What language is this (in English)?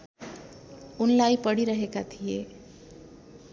Nepali